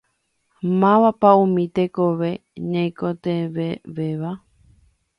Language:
Guarani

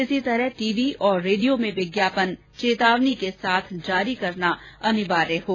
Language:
Hindi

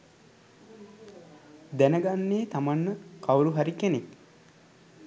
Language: Sinhala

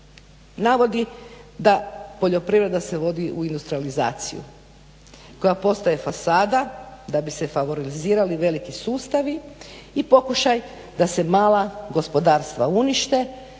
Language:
Croatian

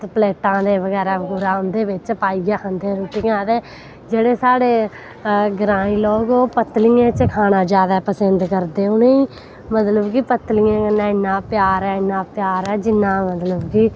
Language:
Dogri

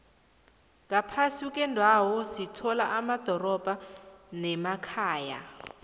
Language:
South Ndebele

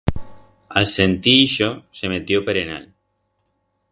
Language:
Aragonese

